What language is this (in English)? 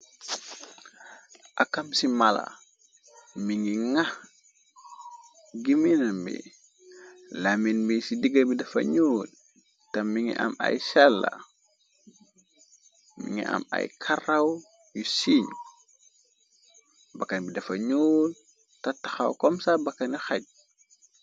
Wolof